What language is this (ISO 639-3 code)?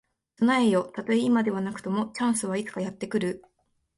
jpn